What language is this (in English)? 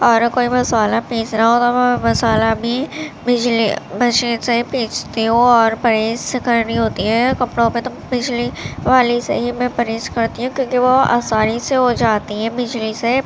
Urdu